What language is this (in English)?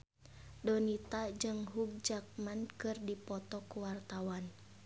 Sundanese